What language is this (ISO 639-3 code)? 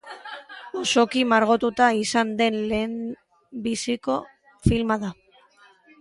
eus